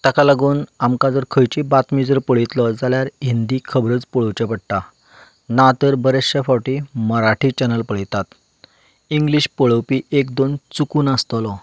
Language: Konkani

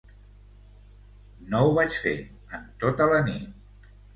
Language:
Catalan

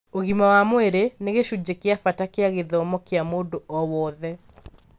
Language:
Kikuyu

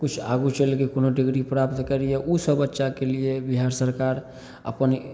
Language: Maithili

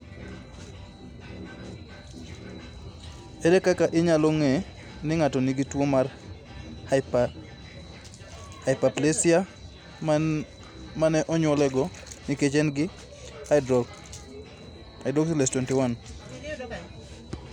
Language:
Luo (Kenya and Tanzania)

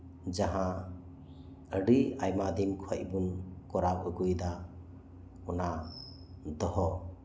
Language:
Santali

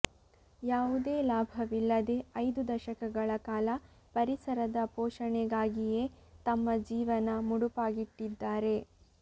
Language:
Kannada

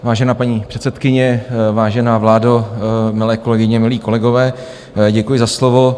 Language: Czech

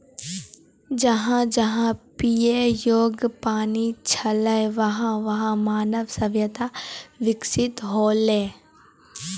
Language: Maithili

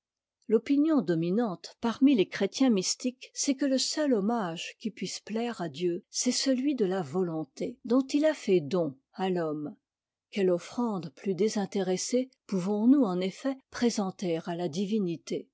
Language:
French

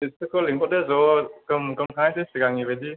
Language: Bodo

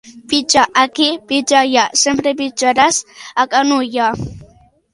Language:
Catalan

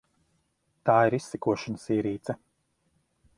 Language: Latvian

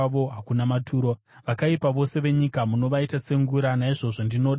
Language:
Shona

